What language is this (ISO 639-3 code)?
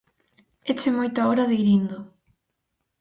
glg